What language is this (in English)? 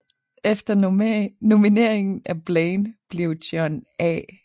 Danish